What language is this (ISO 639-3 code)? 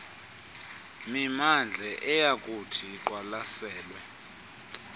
xho